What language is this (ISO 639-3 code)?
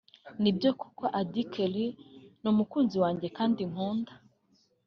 kin